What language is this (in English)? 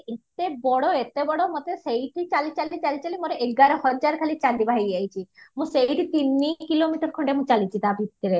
Odia